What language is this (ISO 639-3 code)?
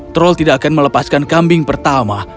ind